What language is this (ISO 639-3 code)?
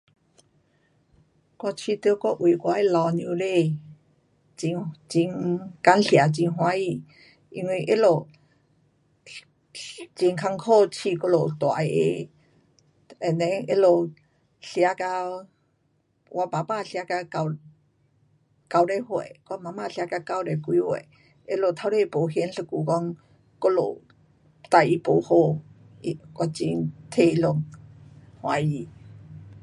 cpx